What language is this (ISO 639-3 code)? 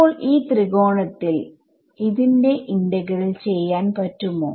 mal